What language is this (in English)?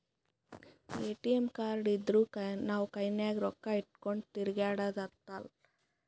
Kannada